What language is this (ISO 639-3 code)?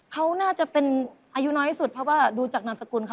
tha